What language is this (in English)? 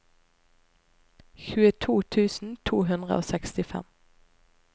Norwegian